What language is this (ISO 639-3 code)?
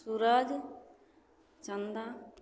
mai